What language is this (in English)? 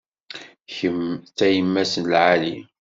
Kabyle